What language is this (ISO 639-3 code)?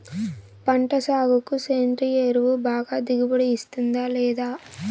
tel